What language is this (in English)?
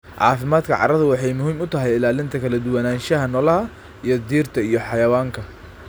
Somali